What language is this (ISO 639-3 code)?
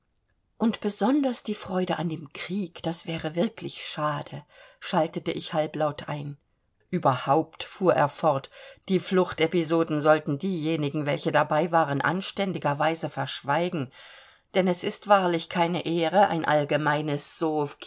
deu